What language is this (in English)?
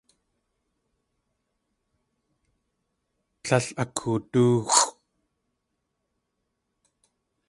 Tlingit